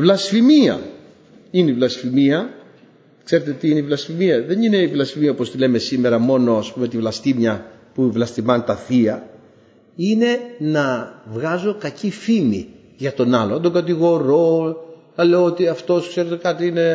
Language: Greek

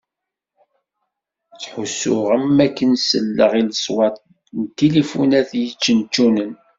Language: Kabyle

